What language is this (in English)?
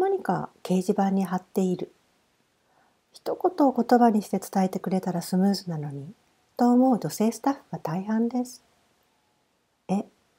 Japanese